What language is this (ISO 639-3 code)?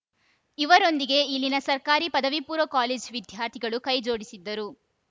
kan